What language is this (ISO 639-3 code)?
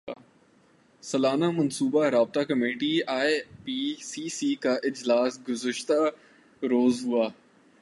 urd